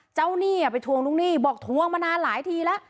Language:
Thai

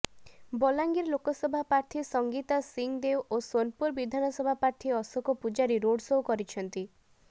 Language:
Odia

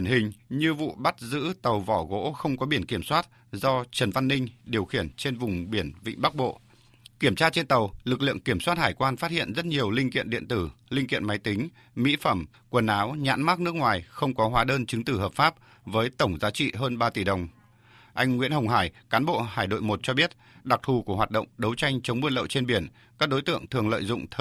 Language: Vietnamese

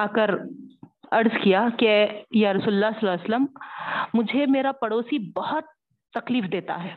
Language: Urdu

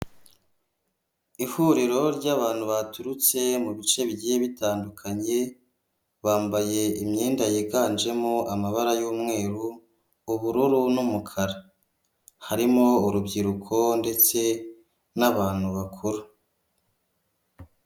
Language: Kinyarwanda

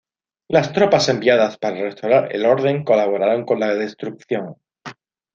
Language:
Spanish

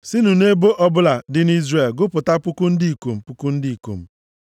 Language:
Igbo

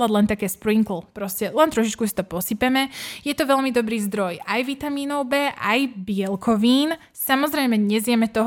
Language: Slovak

